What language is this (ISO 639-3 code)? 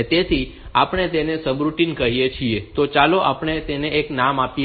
guj